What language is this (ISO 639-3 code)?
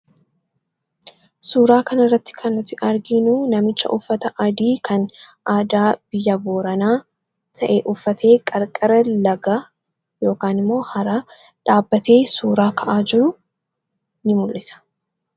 orm